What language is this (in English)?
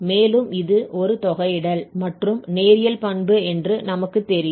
Tamil